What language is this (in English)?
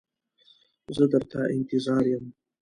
Pashto